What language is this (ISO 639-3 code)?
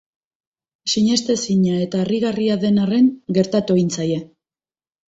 eus